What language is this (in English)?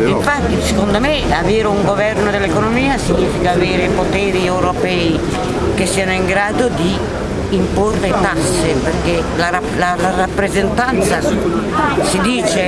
Italian